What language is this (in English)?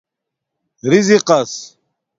Domaaki